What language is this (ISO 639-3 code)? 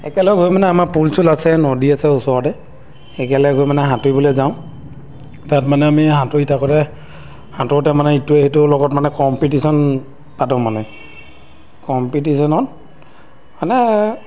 asm